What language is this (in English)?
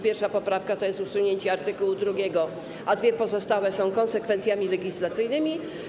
Polish